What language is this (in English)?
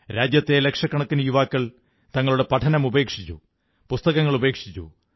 Malayalam